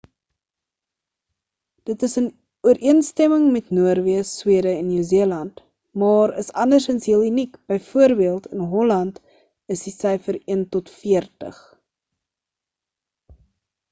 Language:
Afrikaans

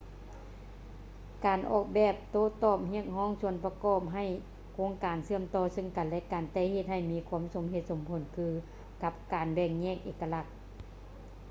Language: Lao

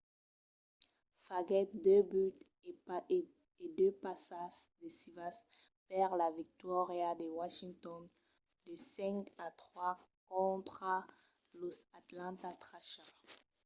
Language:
Occitan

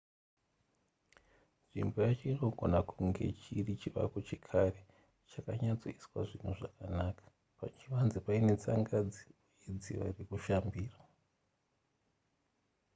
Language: Shona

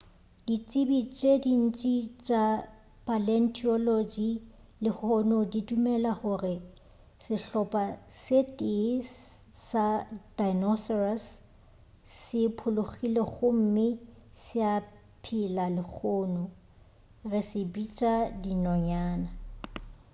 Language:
Northern Sotho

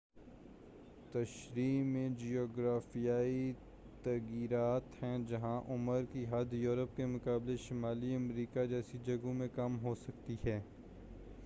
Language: Urdu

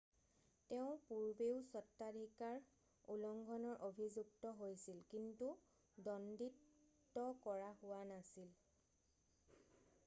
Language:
Assamese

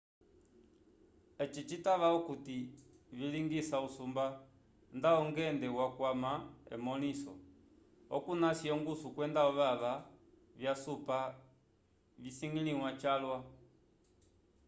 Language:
Umbundu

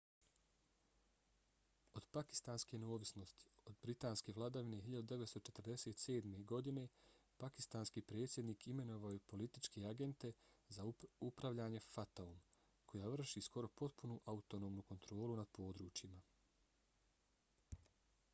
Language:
Bosnian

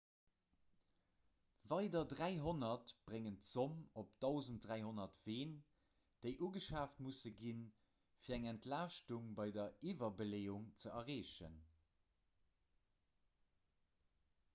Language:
Luxembourgish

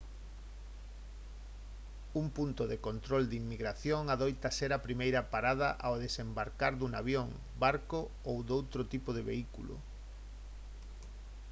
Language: Galician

